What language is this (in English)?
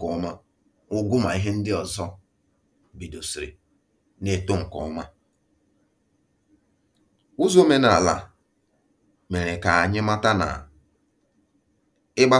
Igbo